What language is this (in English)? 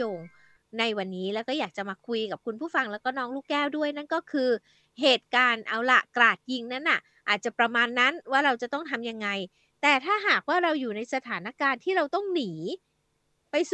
Thai